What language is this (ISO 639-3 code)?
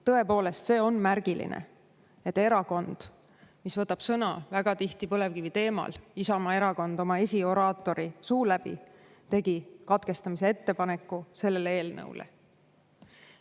est